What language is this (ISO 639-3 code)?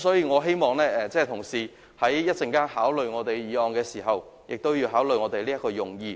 yue